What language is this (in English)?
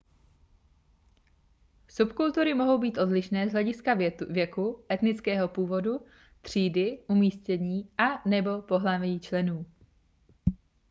Czech